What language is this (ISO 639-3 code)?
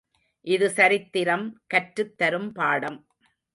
tam